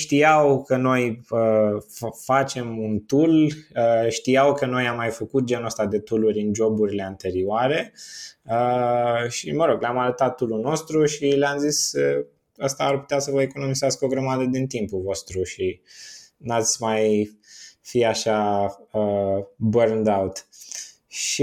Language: Romanian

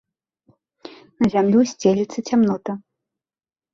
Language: Belarusian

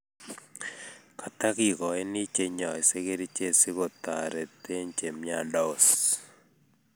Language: Kalenjin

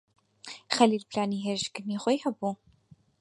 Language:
Central Kurdish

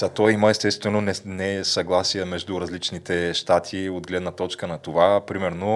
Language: Bulgarian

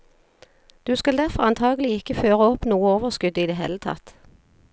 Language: Norwegian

